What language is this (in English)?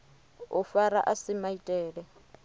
Venda